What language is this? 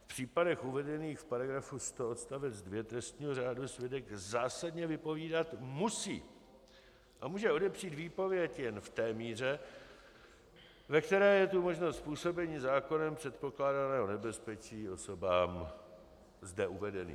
Czech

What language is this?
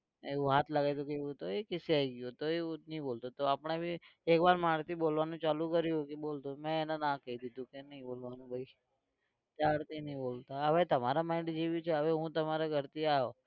Gujarati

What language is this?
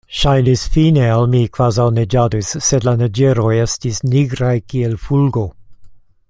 Esperanto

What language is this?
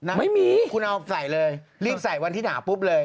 Thai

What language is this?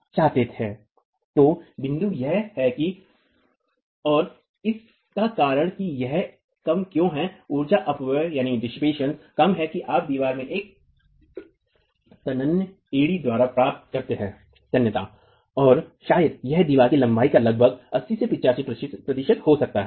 Hindi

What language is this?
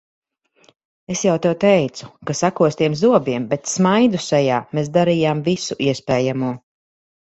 Latvian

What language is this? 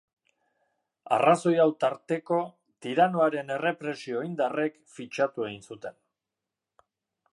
Basque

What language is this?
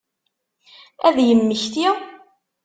Kabyle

